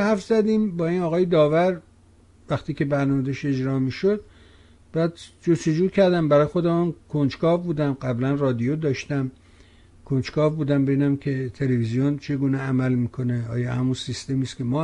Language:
Persian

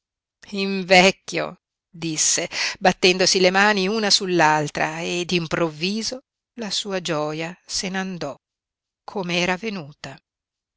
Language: Italian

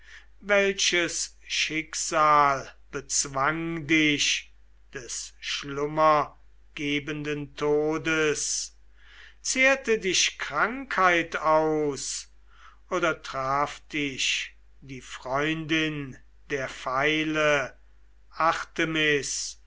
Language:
German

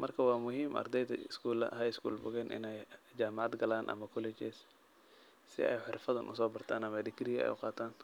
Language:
Somali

